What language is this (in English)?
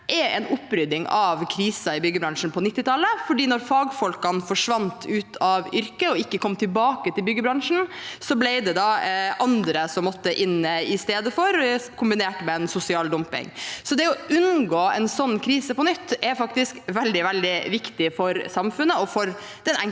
Norwegian